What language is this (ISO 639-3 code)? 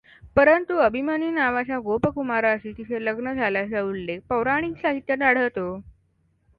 mar